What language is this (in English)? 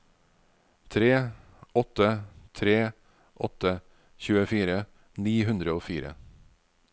Norwegian